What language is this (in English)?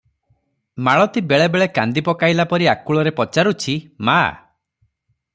Odia